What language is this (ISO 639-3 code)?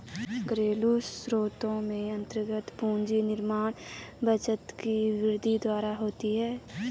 hin